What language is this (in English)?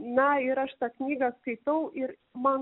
Lithuanian